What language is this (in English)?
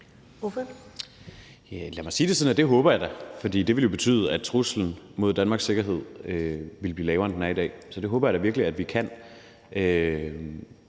Danish